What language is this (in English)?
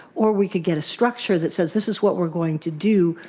English